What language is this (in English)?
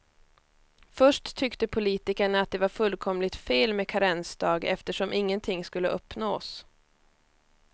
Swedish